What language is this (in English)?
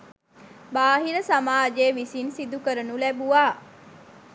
Sinhala